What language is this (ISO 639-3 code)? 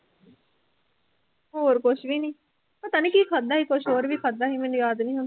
pan